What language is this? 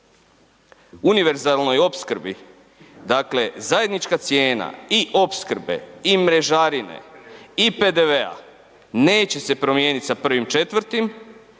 Croatian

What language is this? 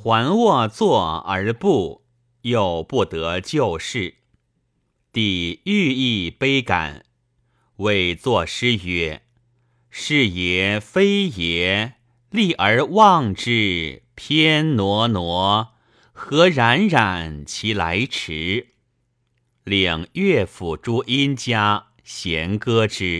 Chinese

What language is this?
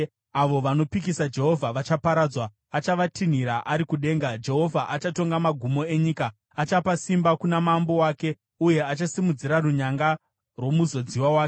Shona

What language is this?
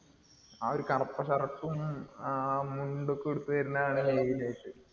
Malayalam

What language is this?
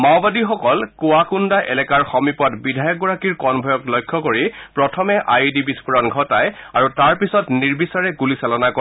Assamese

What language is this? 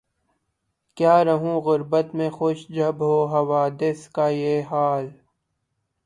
Urdu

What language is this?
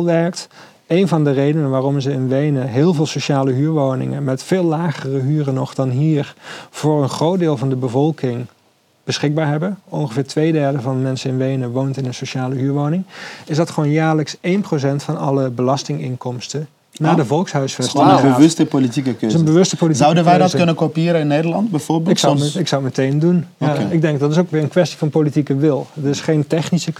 Dutch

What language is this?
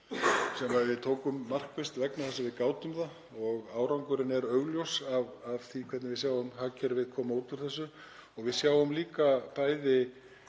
Icelandic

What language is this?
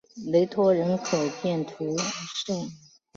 Chinese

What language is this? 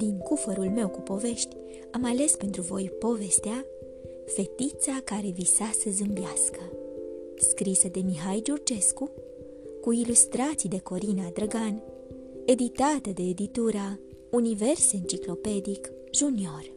Romanian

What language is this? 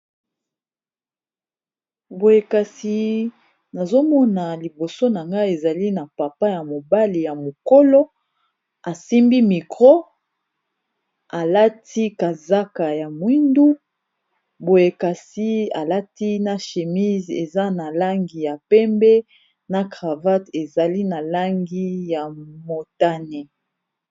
Lingala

